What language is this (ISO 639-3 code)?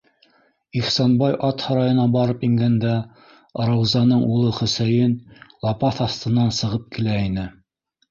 bak